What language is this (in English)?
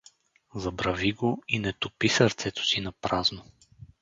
Bulgarian